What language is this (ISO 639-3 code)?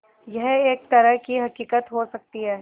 hin